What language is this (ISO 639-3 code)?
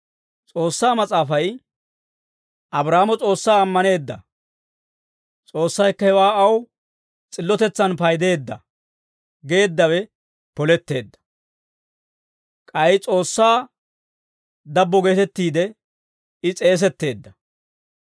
dwr